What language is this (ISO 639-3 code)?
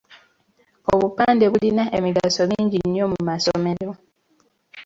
lug